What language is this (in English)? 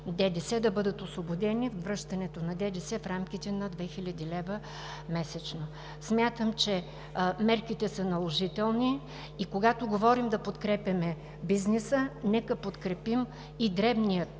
Bulgarian